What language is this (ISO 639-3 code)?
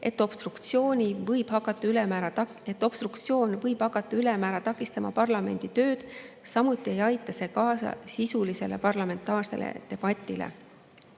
est